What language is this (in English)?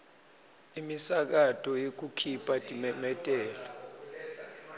Swati